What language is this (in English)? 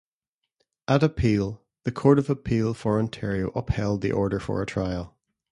English